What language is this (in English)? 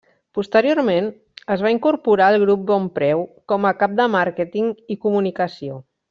Catalan